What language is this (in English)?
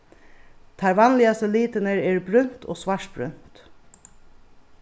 Faroese